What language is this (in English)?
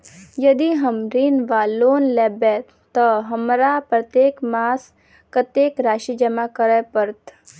Maithili